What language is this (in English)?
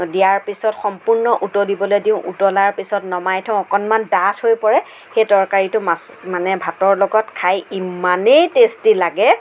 Assamese